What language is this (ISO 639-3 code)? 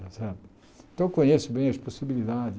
por